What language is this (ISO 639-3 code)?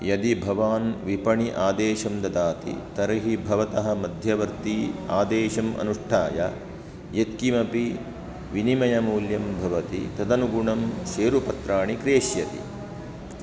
san